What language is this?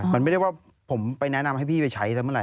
Thai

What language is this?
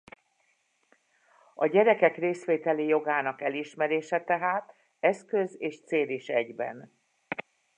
Hungarian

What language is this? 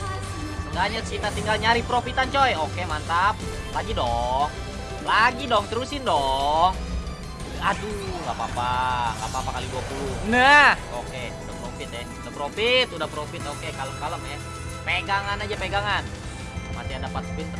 Indonesian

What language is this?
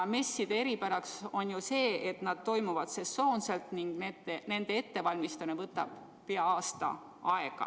Estonian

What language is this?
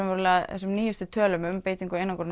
Icelandic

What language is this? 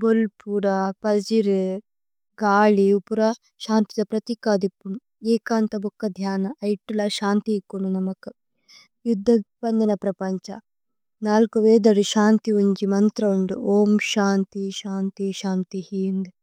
Tulu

